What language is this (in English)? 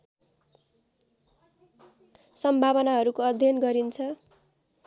Nepali